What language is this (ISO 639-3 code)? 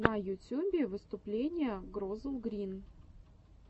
rus